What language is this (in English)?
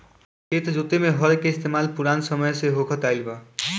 Bhojpuri